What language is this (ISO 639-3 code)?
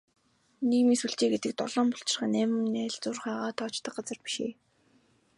mon